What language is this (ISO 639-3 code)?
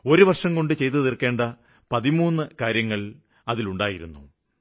mal